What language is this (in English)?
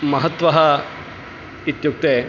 Sanskrit